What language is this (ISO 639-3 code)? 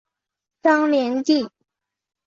zho